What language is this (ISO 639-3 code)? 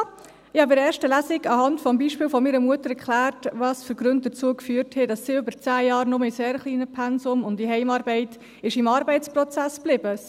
gsw